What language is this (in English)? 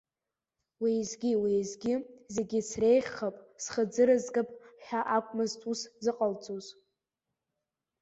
Abkhazian